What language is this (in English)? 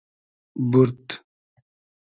Hazaragi